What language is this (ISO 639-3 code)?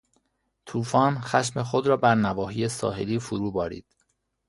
fas